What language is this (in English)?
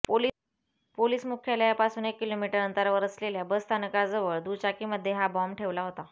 Marathi